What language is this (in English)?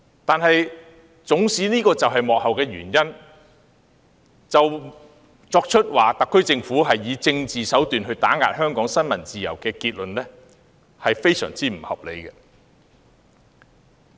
Cantonese